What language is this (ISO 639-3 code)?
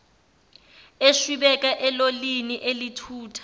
zul